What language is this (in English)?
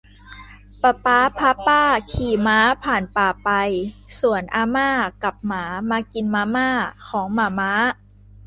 Thai